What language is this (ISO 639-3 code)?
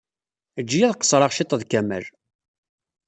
kab